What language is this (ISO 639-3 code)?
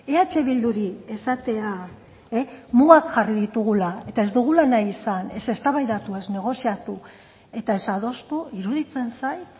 eus